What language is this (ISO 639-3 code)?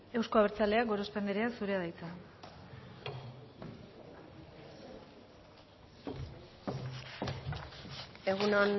eus